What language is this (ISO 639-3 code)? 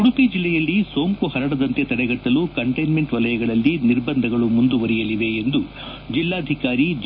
kan